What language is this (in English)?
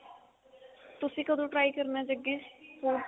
Punjabi